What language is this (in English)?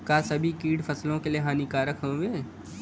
Bhojpuri